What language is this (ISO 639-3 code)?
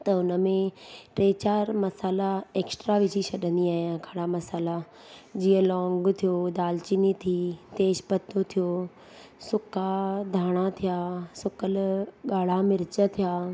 snd